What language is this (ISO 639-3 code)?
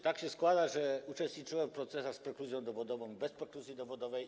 pol